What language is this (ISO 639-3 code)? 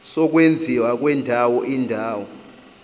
zul